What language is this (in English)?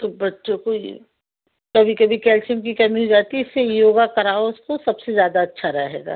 Hindi